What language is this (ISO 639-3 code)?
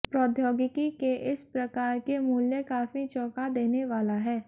hin